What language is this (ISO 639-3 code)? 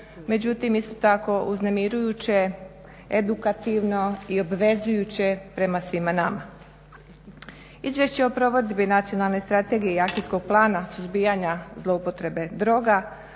hrv